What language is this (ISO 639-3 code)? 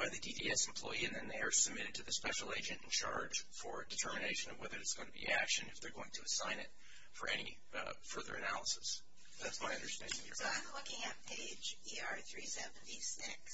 eng